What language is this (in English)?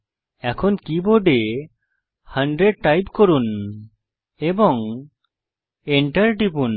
Bangla